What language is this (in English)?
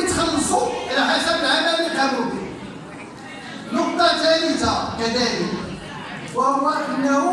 Arabic